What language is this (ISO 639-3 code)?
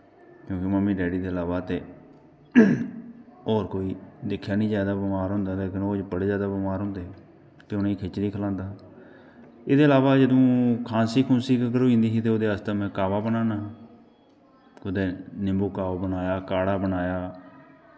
doi